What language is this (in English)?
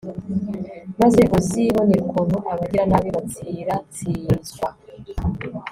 Kinyarwanda